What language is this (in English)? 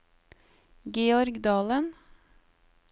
Norwegian